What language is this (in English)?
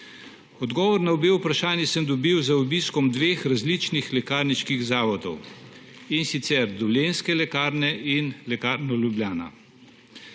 Slovenian